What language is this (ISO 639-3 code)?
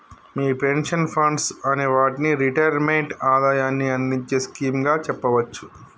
tel